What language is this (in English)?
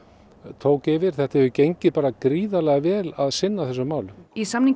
Icelandic